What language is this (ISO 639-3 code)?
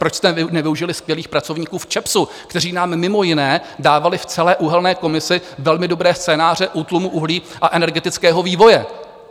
ces